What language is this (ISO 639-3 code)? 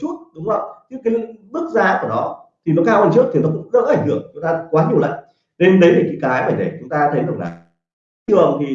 vie